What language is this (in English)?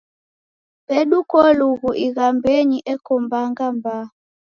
Taita